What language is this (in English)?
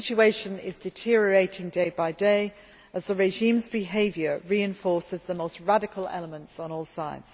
English